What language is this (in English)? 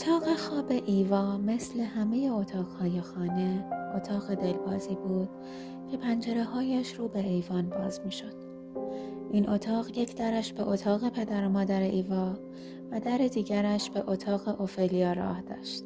Persian